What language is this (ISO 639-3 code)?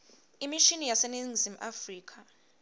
ssw